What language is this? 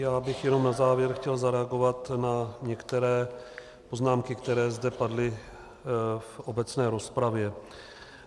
Czech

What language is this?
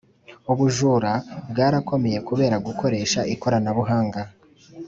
Kinyarwanda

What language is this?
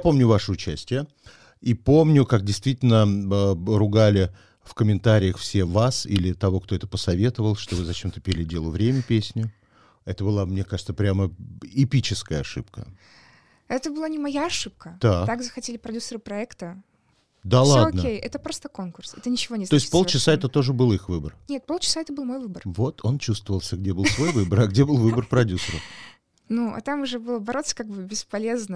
Russian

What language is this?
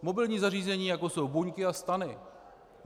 Czech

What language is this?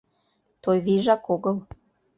Mari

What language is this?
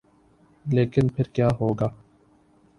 Urdu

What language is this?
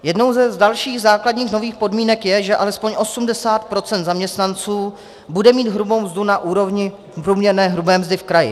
Czech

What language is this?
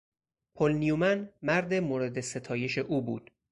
Persian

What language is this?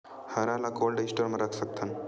Chhattisgarhi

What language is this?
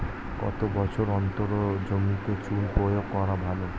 Bangla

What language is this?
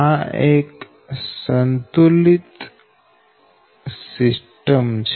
Gujarati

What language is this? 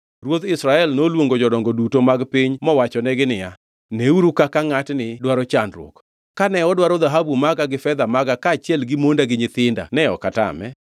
Luo (Kenya and Tanzania)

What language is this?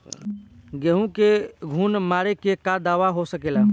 Bhojpuri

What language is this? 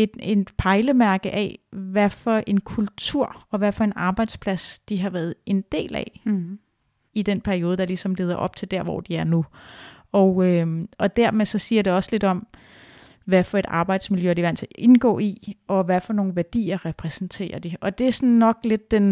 Danish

